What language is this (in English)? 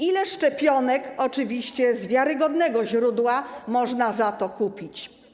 Polish